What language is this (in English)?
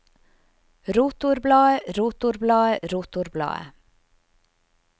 Norwegian